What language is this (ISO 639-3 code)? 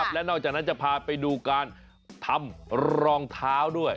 tha